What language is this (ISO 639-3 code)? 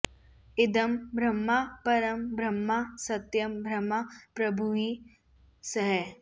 san